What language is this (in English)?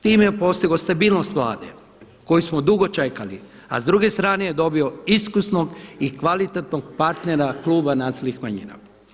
Croatian